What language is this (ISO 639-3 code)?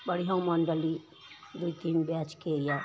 mai